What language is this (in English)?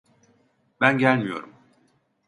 Turkish